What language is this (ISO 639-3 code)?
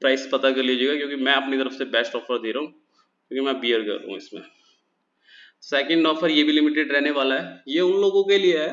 hin